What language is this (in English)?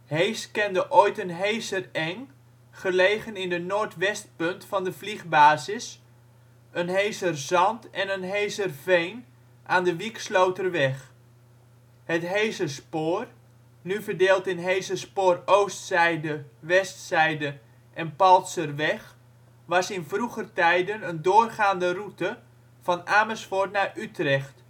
Dutch